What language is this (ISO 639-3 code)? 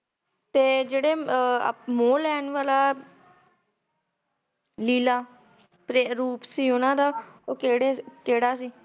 pan